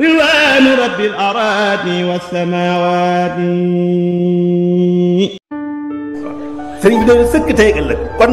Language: French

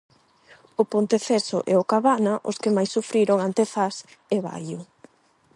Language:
Galician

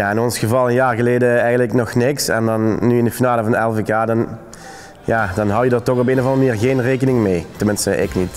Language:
Dutch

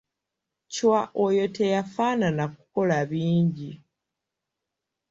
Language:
Ganda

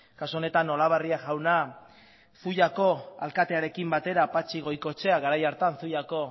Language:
Basque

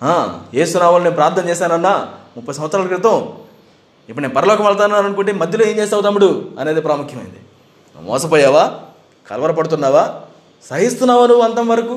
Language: Telugu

